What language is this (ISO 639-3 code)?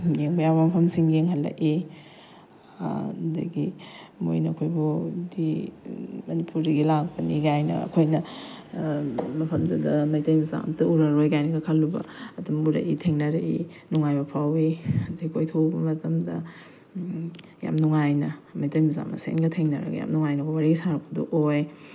mni